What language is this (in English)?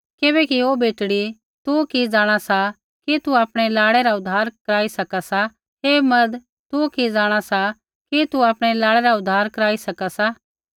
Kullu Pahari